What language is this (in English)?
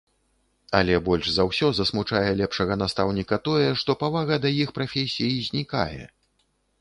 Belarusian